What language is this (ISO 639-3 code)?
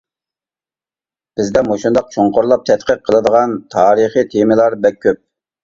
uig